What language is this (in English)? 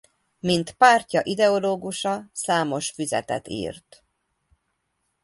Hungarian